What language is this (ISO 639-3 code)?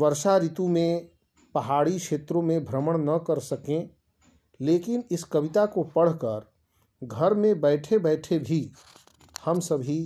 hin